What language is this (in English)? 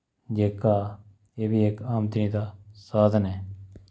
Dogri